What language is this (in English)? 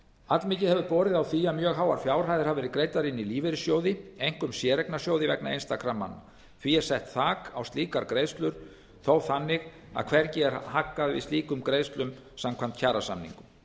Icelandic